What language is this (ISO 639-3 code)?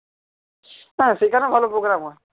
ben